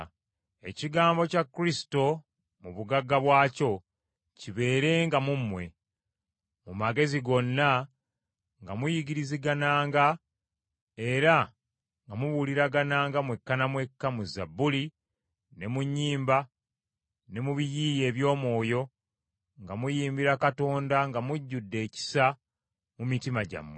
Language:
Ganda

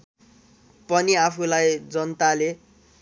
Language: Nepali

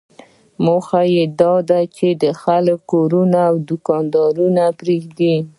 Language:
Pashto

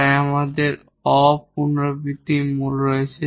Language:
Bangla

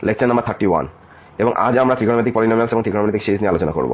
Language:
Bangla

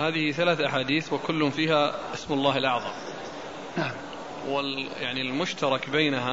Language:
Arabic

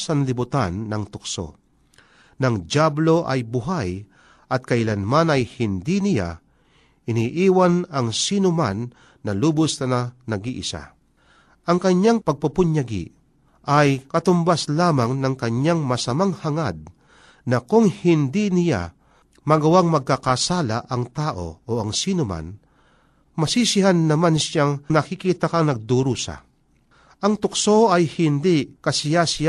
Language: Filipino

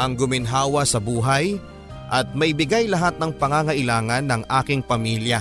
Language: Filipino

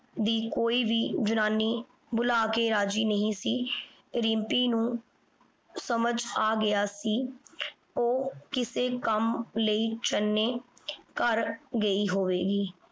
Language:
Punjabi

